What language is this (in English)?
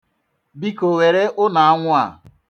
Igbo